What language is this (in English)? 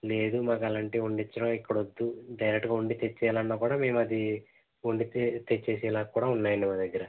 Telugu